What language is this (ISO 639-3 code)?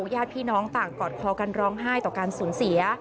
tha